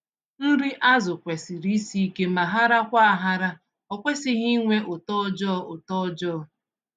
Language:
Igbo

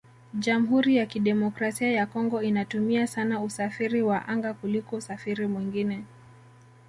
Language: Swahili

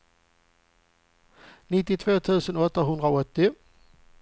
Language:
Swedish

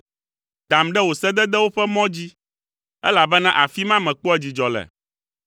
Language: Ewe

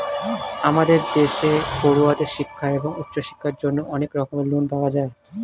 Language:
Bangla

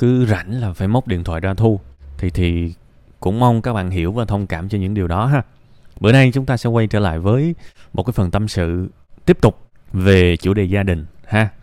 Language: Vietnamese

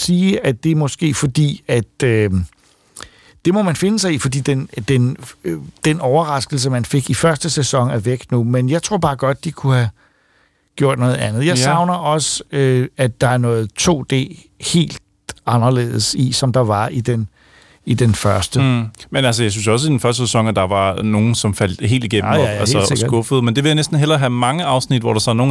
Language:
Danish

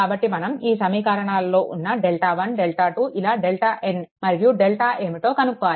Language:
Telugu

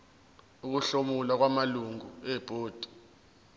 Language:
Zulu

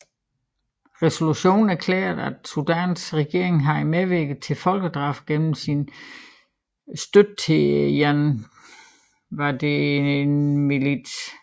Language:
Danish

